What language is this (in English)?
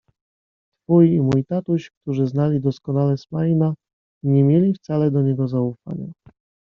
Polish